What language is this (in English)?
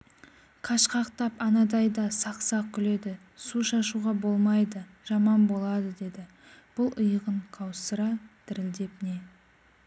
Kazakh